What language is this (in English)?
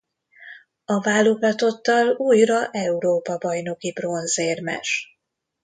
Hungarian